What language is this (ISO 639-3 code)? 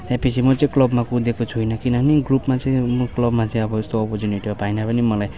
nep